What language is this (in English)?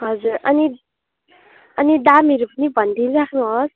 Nepali